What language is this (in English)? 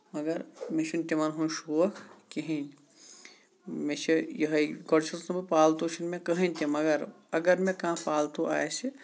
Kashmiri